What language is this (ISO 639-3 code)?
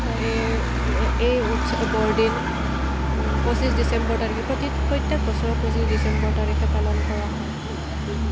asm